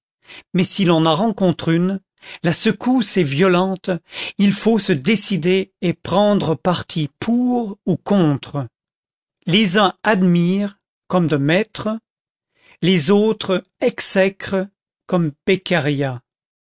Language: French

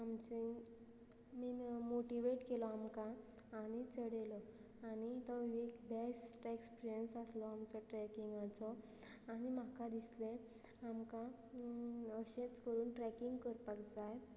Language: Konkani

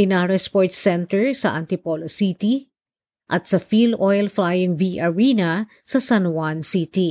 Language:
Filipino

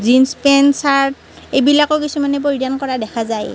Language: Assamese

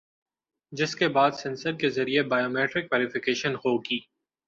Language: Urdu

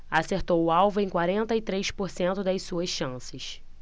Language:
Portuguese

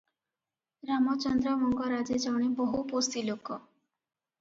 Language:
Odia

